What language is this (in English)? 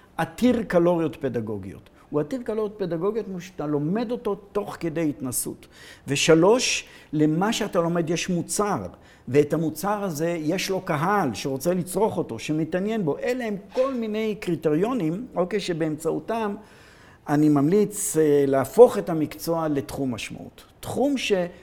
Hebrew